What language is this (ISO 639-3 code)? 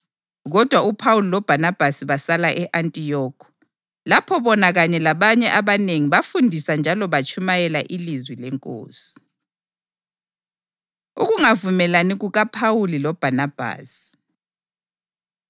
nde